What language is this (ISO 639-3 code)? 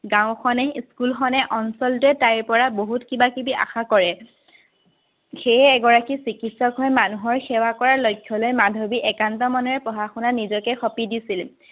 asm